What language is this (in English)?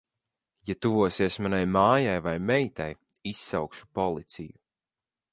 Latvian